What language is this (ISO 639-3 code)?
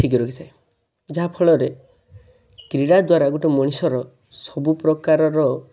ori